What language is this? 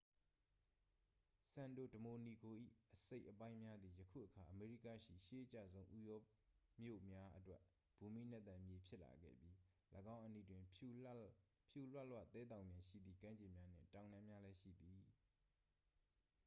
Burmese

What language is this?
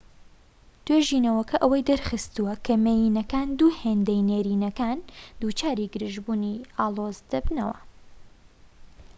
Central Kurdish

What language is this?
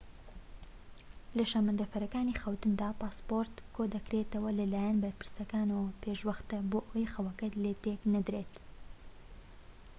Central Kurdish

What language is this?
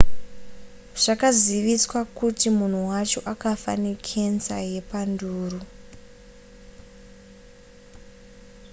Shona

